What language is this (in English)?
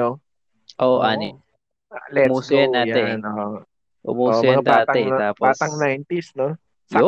Filipino